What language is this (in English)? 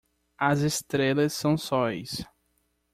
Portuguese